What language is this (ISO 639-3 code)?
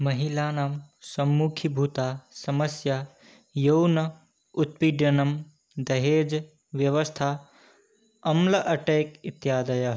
san